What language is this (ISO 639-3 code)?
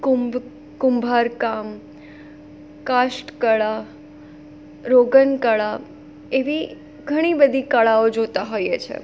guj